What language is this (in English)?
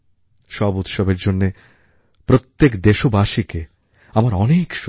Bangla